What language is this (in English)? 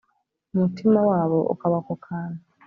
Kinyarwanda